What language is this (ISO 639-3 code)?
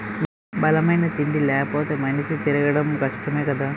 tel